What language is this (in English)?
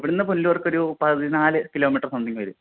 Malayalam